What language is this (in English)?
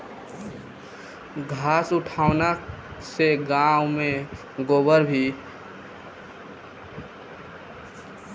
Bhojpuri